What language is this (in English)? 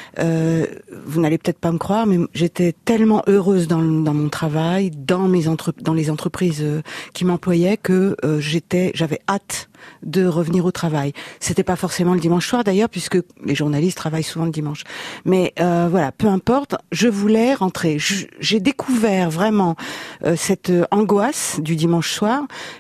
French